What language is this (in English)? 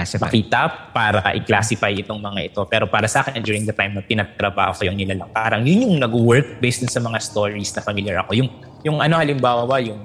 Filipino